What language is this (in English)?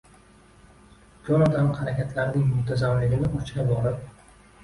Uzbek